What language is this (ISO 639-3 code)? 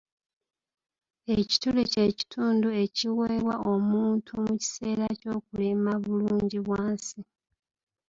lug